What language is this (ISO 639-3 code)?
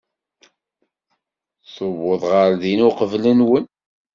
kab